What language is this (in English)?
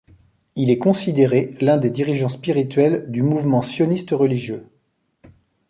French